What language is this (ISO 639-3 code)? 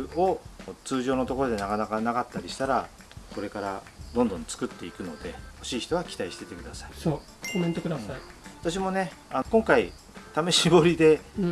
jpn